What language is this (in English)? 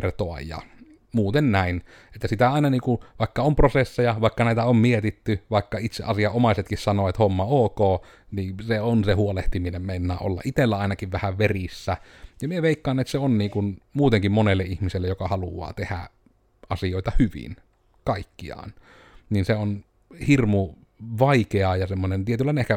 Finnish